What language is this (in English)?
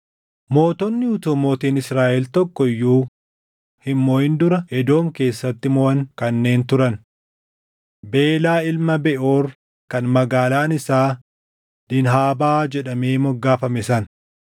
Oromo